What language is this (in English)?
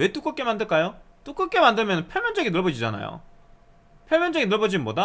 Korean